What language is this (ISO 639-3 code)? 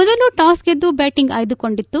kan